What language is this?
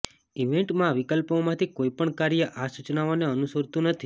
Gujarati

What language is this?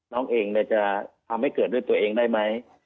Thai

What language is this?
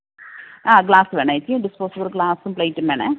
Malayalam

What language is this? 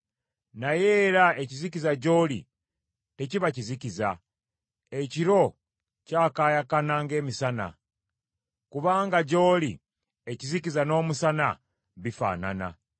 Ganda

